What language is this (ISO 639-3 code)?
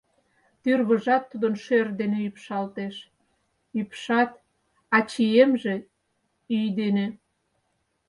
chm